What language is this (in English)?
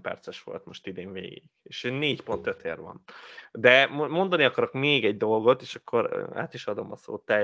Hungarian